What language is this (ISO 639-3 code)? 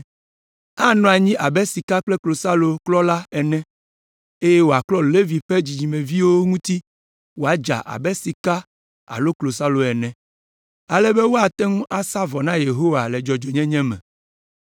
ewe